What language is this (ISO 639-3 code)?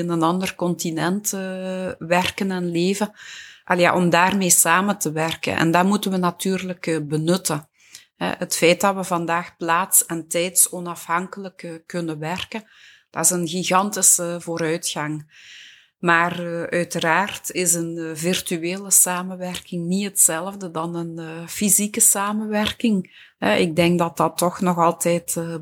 nld